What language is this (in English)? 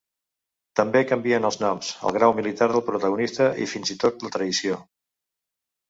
Catalan